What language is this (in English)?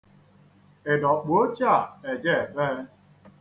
Igbo